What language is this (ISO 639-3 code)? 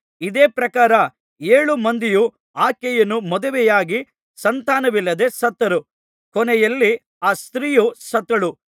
kan